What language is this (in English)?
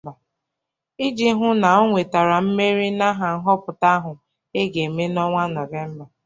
Igbo